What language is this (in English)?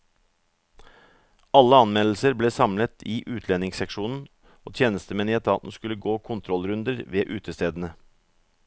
Norwegian